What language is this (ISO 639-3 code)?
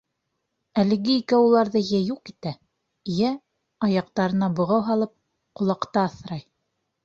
bak